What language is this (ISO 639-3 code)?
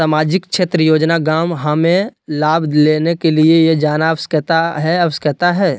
mag